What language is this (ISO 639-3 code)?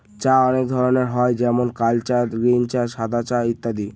ben